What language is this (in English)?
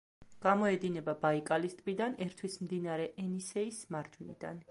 Georgian